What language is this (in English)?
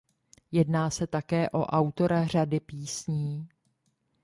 Czech